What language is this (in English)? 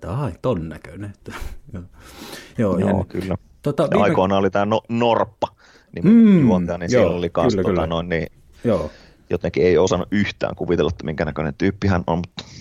Finnish